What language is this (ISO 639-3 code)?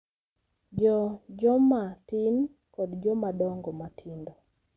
luo